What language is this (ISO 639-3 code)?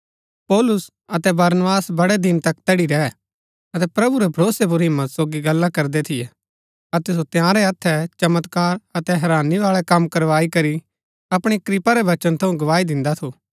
gbk